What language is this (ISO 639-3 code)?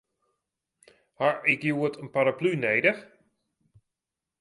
fry